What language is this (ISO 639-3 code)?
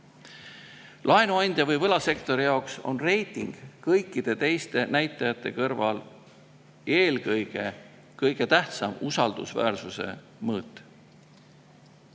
est